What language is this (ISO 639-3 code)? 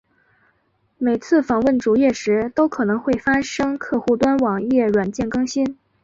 zho